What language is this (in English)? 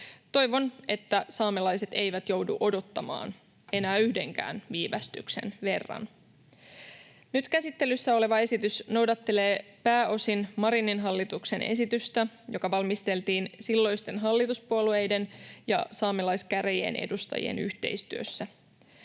Finnish